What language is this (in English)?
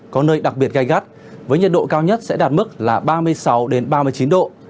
Vietnamese